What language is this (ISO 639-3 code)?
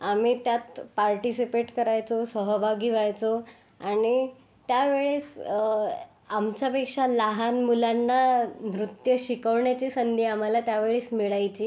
mar